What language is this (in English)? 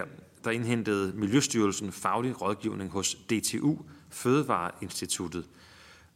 Danish